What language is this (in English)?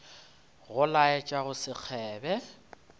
Northern Sotho